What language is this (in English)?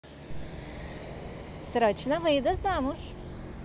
Russian